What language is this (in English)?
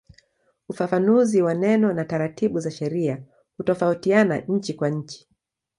Swahili